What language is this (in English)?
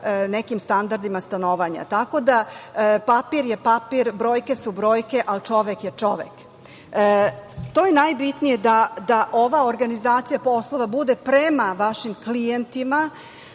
Serbian